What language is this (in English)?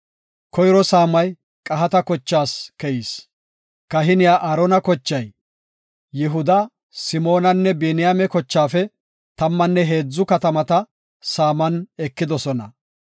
Gofa